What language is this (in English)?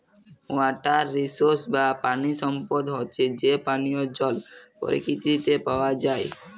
Bangla